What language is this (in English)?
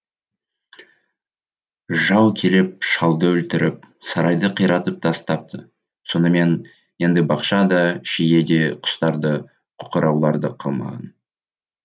Kazakh